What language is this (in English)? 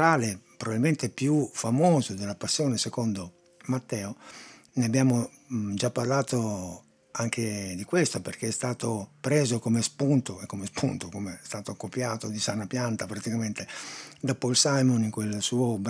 Italian